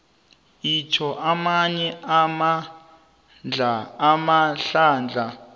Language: South Ndebele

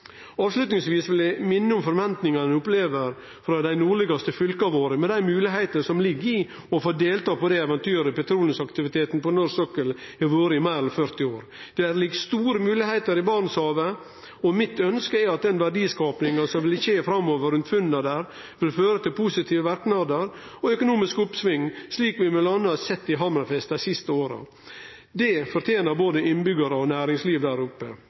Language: Norwegian Nynorsk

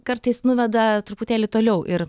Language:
Lithuanian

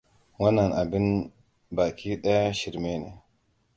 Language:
Hausa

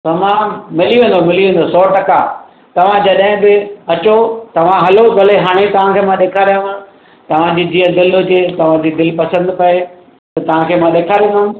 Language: Sindhi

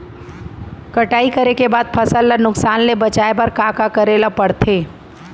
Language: Chhattisgarhi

